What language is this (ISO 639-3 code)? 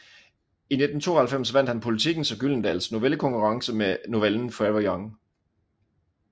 dan